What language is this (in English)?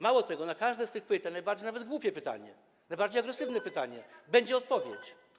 Polish